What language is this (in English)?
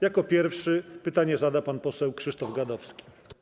Polish